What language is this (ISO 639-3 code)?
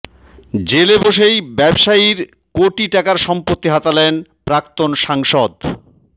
ben